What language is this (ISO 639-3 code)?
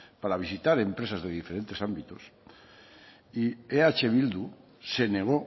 spa